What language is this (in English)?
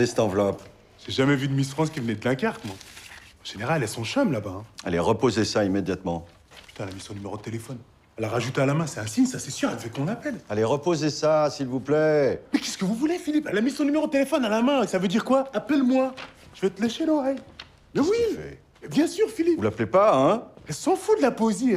French